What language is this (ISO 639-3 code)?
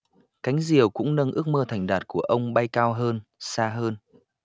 vie